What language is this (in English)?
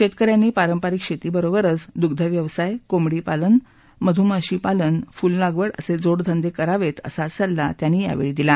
Marathi